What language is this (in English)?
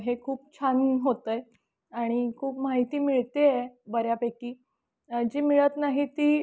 Marathi